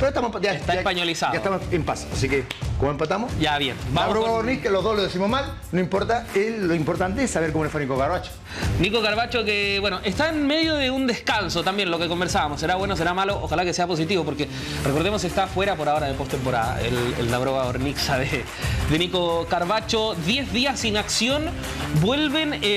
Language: Spanish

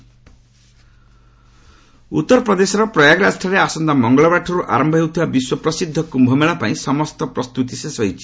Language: Odia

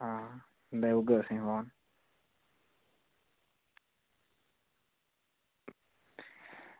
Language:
Dogri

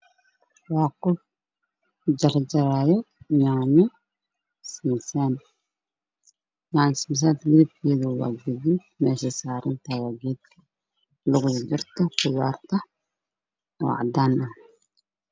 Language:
Somali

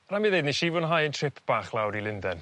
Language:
Welsh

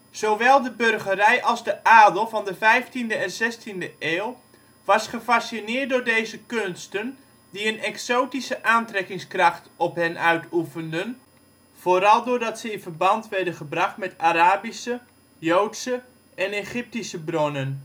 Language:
Dutch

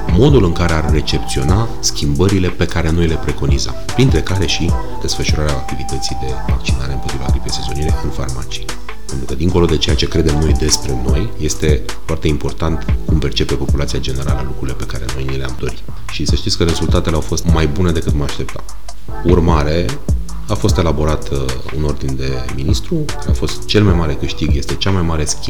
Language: Romanian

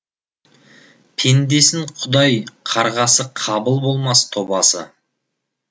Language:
Kazakh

